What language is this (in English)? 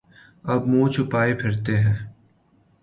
Urdu